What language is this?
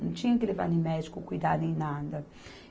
Portuguese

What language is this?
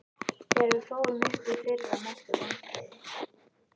Icelandic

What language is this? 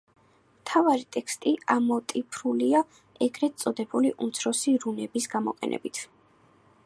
Georgian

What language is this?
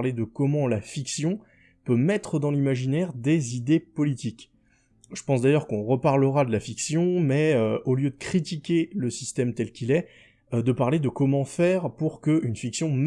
French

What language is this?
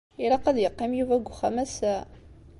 Kabyle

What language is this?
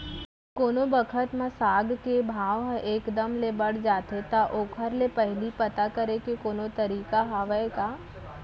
Chhattisgarhi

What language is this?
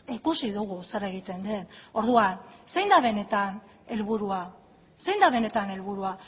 Basque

